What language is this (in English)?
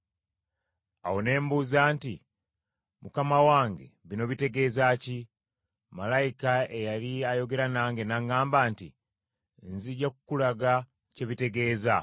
Ganda